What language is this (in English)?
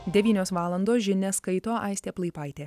Lithuanian